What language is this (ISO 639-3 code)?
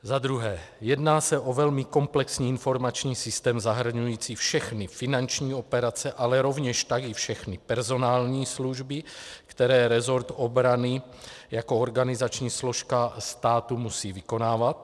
ces